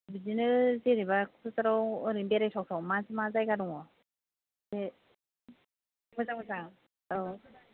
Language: Bodo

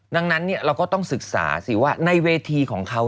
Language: Thai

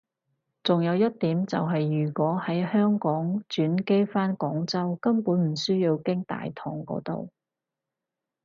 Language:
Cantonese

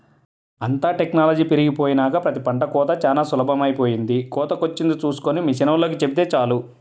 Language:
Telugu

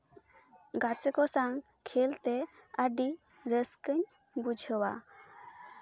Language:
Santali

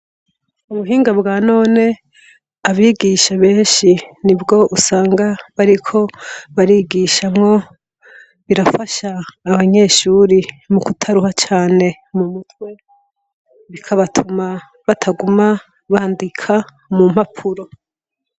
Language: Rundi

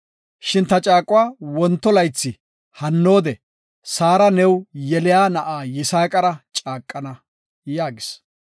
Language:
Gofa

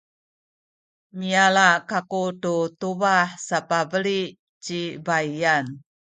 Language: Sakizaya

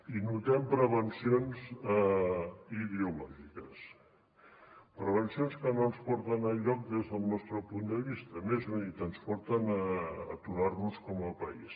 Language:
Catalan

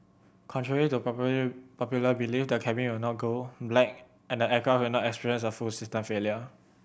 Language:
English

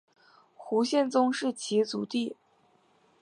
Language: Chinese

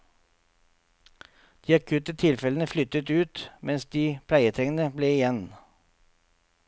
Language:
Norwegian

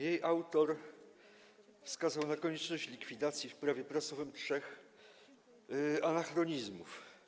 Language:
Polish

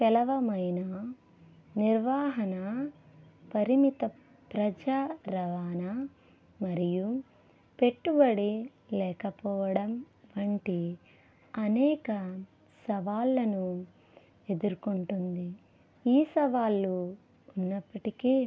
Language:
Telugu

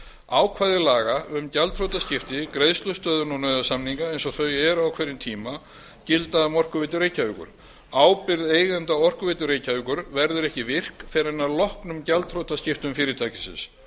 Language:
Icelandic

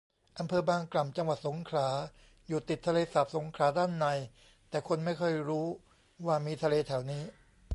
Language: Thai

